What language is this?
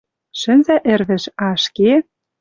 Western Mari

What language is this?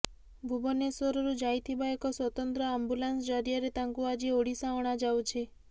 Odia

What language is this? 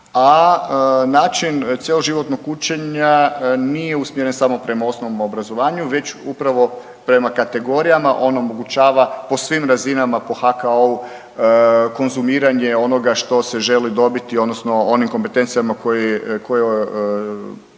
Croatian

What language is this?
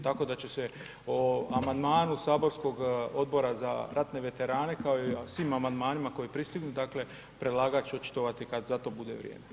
Croatian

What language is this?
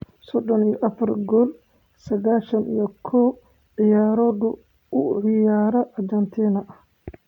Somali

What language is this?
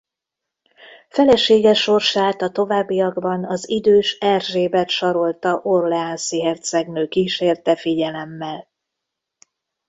Hungarian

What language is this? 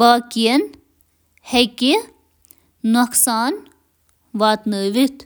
Kashmiri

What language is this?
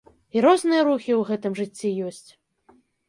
Belarusian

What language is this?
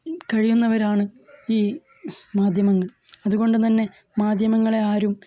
Malayalam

